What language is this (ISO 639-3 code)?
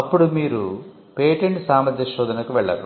tel